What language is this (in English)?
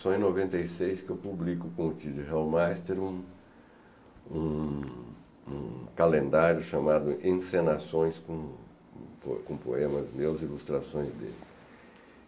Portuguese